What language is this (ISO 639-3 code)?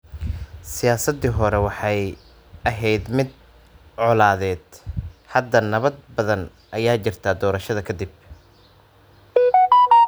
som